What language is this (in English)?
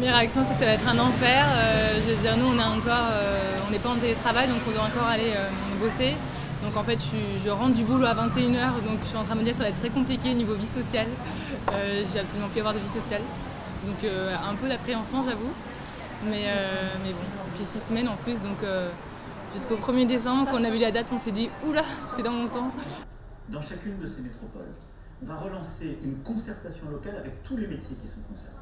French